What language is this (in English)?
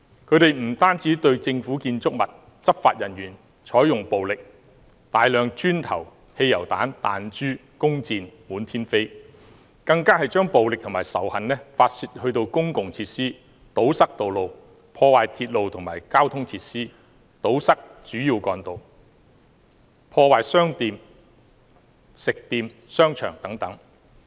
Cantonese